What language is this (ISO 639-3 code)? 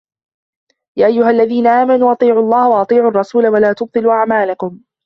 ara